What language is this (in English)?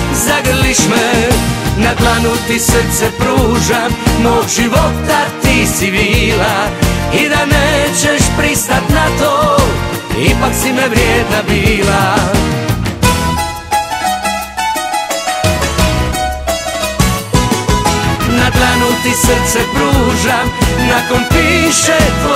Polish